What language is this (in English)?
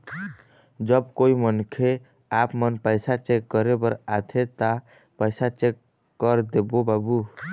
Chhattisgarhi